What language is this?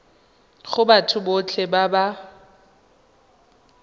Tswana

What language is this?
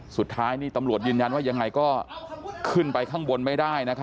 Thai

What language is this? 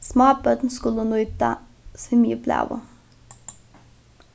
Faroese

